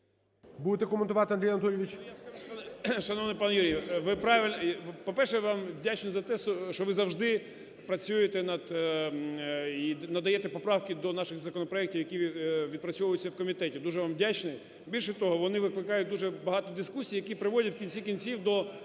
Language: Ukrainian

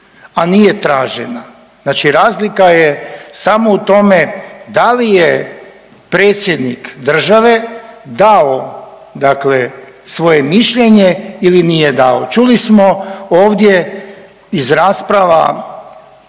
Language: Croatian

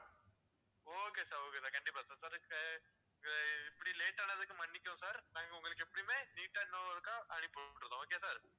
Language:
Tamil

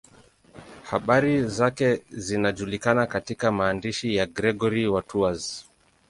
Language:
Swahili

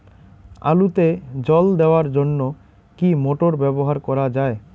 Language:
Bangla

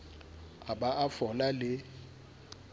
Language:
Southern Sotho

